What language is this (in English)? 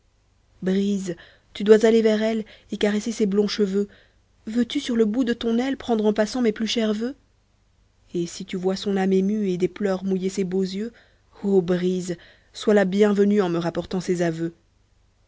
French